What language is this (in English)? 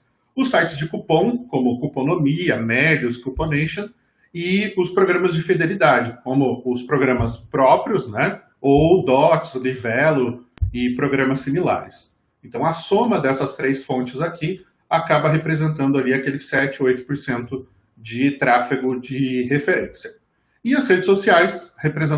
Portuguese